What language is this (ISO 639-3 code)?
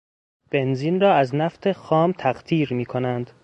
fas